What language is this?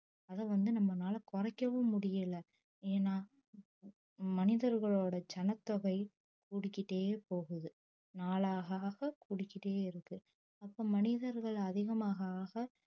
Tamil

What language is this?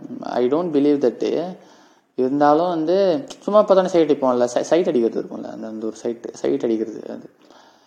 Tamil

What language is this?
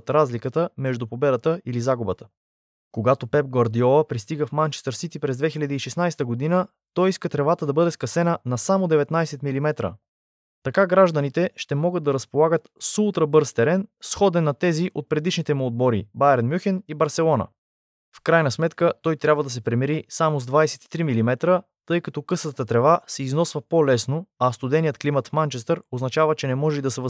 Bulgarian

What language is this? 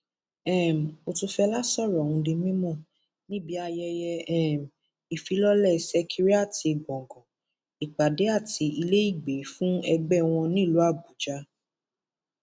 Yoruba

